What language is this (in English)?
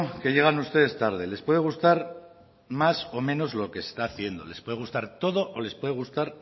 Spanish